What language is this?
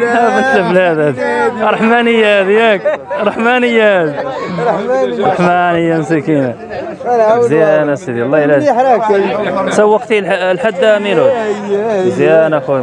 Arabic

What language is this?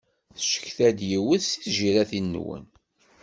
Kabyle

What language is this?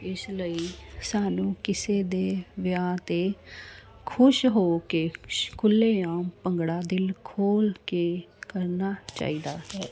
Punjabi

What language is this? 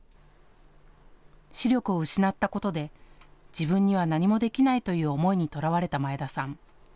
Japanese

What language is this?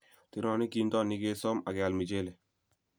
Kalenjin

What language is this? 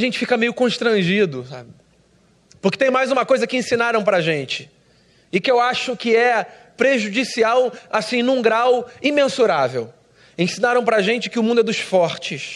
Portuguese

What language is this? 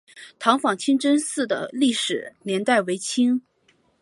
Chinese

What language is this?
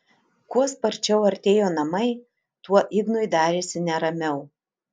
Lithuanian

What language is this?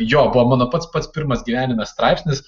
Lithuanian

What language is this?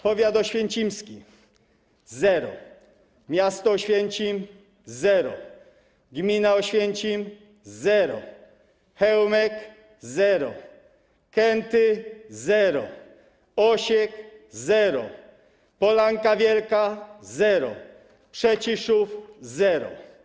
Polish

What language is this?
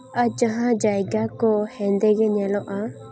Santali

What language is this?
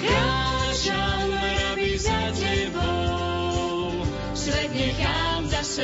Slovak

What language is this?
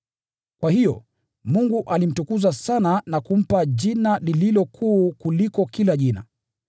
Swahili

